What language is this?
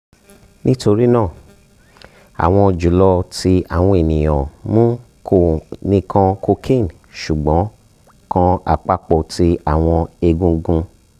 Yoruba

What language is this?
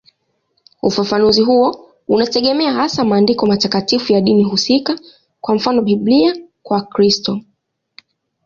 Swahili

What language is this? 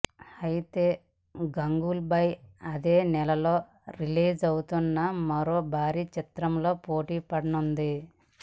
Telugu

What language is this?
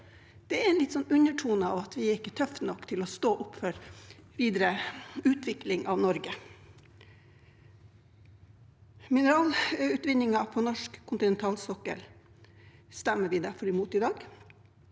Norwegian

